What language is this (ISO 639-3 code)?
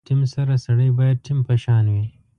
pus